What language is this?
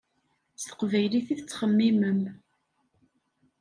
Kabyle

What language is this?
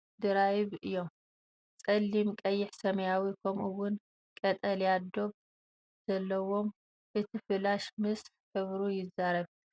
Tigrinya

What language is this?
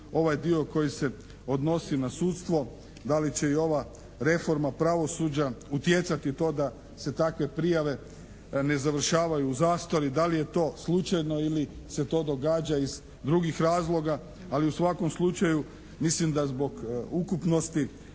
Croatian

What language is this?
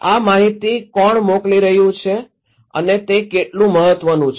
Gujarati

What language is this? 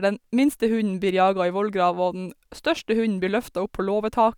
Norwegian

